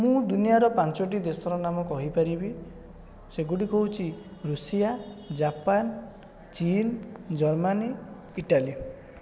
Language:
Odia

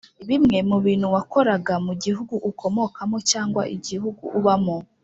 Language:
Kinyarwanda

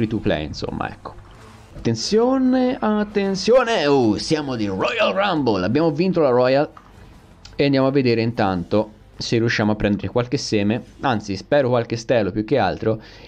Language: Italian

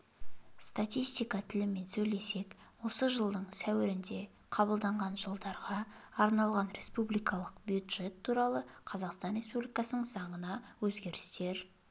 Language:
Kazakh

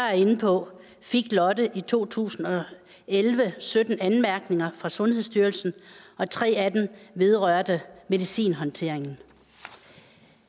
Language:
Danish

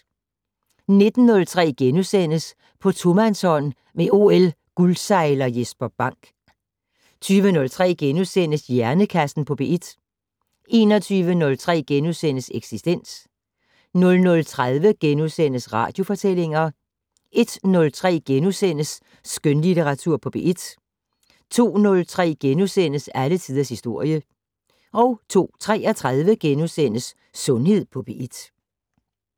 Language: Danish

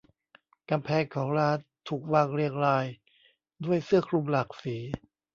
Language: Thai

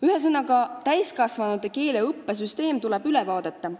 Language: Estonian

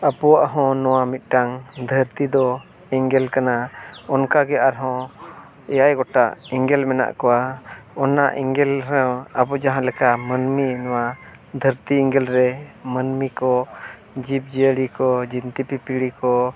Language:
Santali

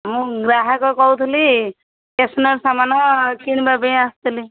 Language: Odia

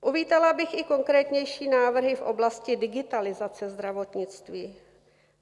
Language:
Czech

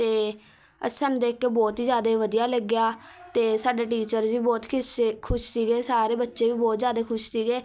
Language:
Punjabi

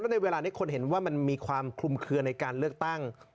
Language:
Thai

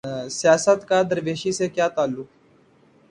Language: Urdu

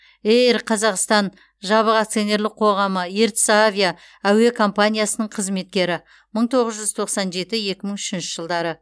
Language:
Kazakh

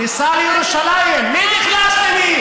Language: Hebrew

